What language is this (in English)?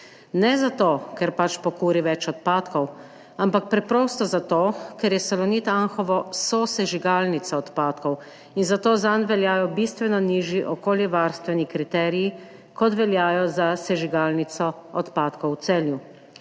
Slovenian